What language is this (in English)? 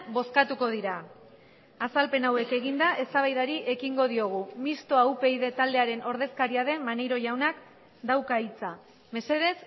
Basque